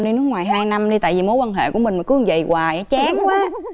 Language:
Vietnamese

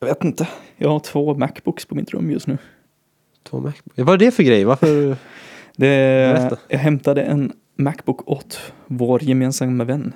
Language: Swedish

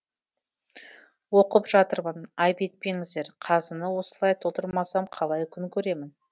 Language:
Kazakh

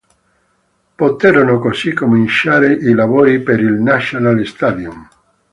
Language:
Italian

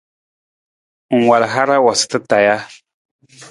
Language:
Nawdm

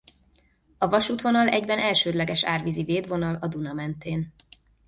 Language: Hungarian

